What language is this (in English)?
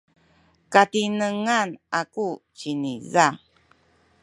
Sakizaya